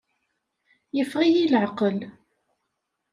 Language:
Kabyle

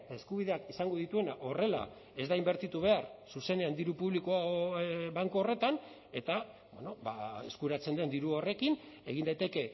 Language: Basque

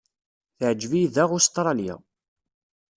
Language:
Kabyle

